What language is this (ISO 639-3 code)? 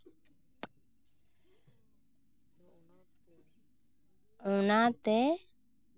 sat